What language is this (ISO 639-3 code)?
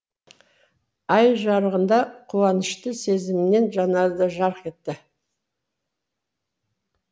kaz